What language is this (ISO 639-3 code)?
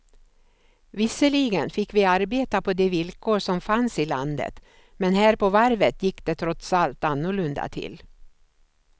swe